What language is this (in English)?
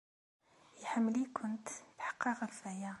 Kabyle